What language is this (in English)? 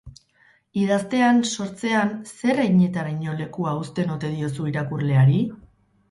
Basque